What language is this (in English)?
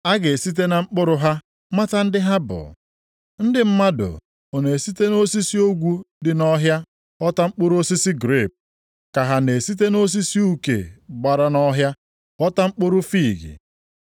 Igbo